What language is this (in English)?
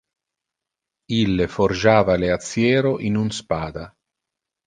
Interlingua